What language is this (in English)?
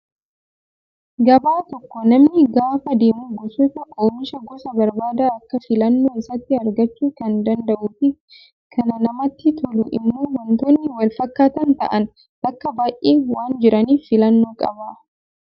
Oromo